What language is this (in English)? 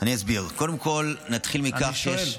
Hebrew